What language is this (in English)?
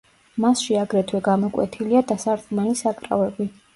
Georgian